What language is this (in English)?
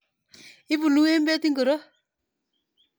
Kalenjin